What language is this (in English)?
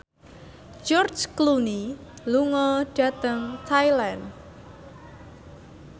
Javanese